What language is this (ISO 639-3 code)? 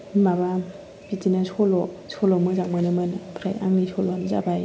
brx